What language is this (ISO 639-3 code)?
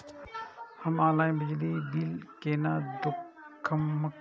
mai